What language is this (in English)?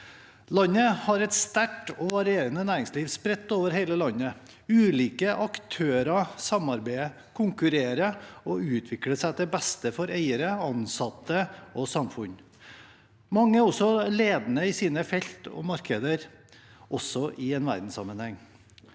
Norwegian